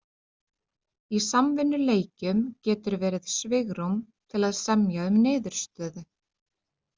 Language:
Icelandic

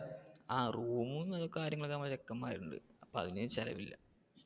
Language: Malayalam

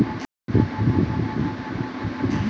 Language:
Maithili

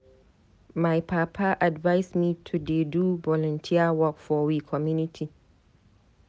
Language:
Nigerian Pidgin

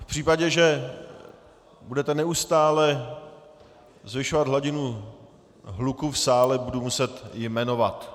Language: Czech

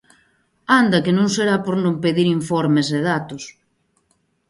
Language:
Galician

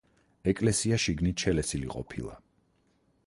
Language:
Georgian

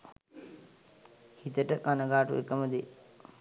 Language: Sinhala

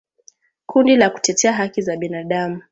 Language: Swahili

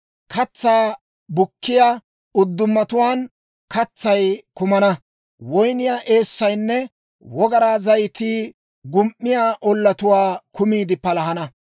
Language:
Dawro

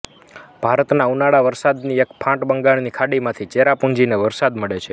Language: Gujarati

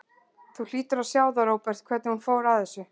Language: Icelandic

